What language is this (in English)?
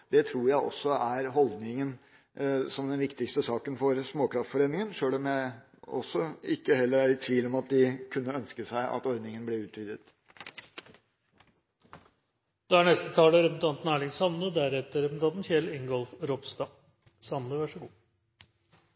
Norwegian